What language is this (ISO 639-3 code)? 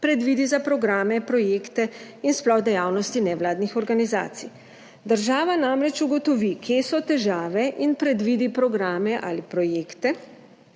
slv